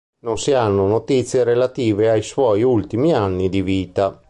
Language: Italian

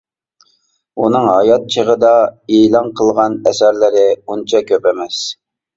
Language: Uyghur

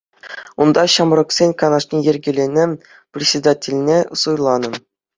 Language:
Chuvash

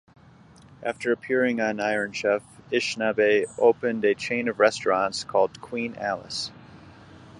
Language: English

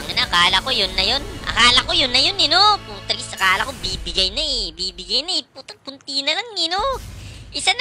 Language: Filipino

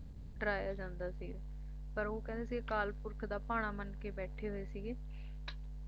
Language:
Punjabi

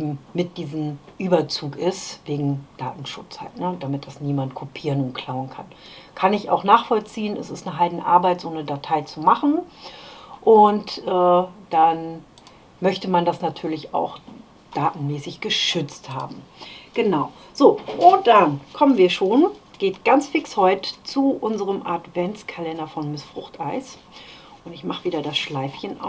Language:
German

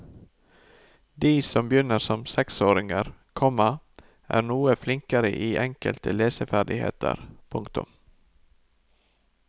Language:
Norwegian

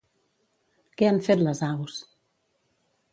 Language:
Catalan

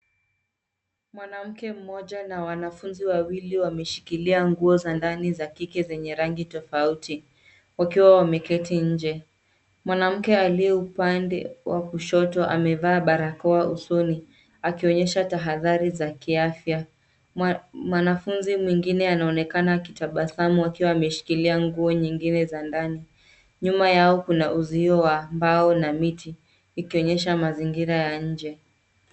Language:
Swahili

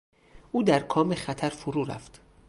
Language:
Persian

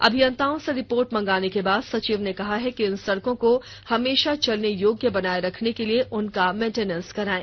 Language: Hindi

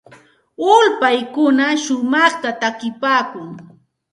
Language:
Santa Ana de Tusi Pasco Quechua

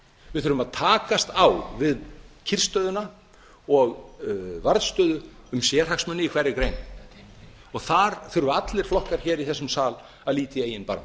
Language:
Icelandic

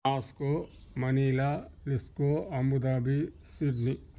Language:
Telugu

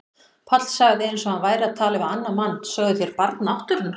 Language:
Icelandic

